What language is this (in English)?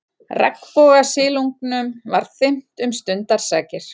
Icelandic